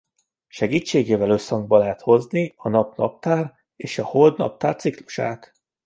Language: Hungarian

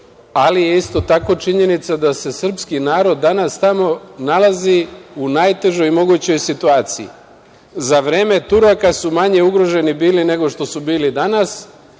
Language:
Serbian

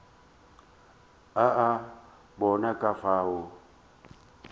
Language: Northern Sotho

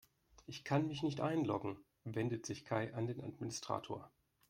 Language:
German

